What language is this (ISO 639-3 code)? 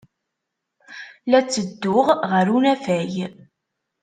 kab